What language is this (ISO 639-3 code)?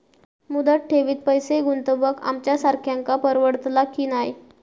mar